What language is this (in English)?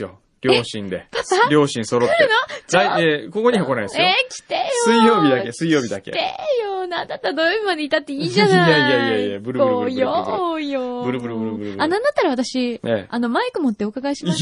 Japanese